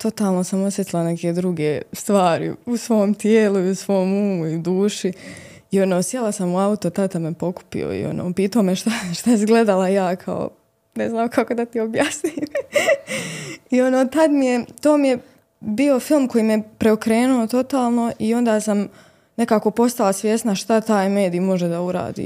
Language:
Croatian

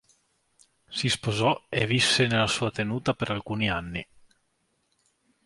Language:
Italian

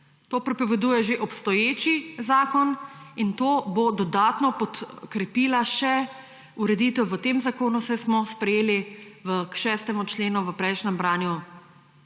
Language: Slovenian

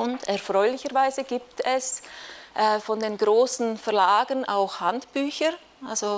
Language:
German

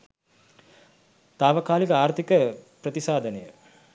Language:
Sinhala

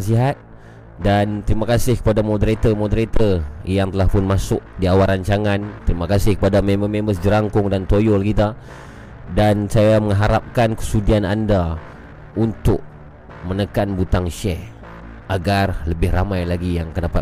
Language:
Malay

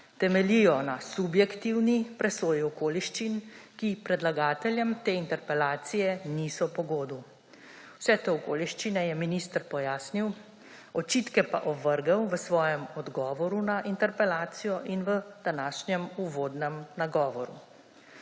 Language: Slovenian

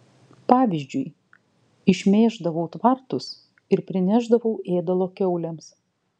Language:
Lithuanian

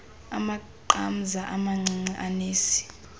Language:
Xhosa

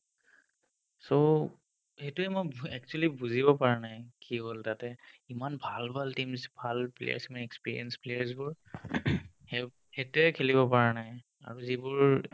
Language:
Assamese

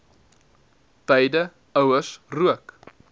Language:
Afrikaans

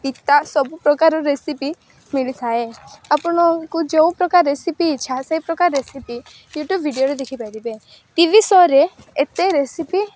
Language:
Odia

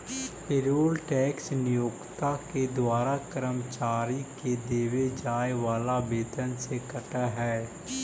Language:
Magahi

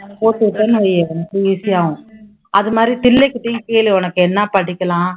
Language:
Tamil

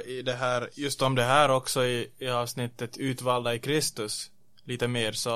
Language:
Swedish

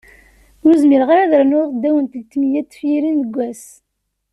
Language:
Kabyle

